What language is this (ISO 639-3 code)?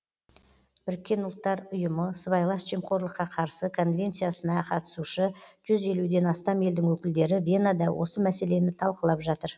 kaz